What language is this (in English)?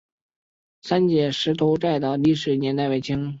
Chinese